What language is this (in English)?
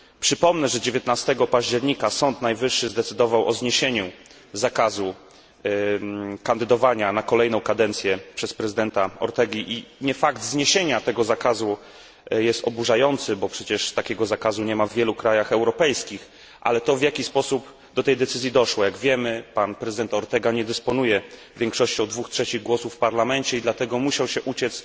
Polish